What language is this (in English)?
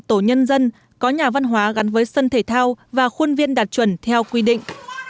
Vietnamese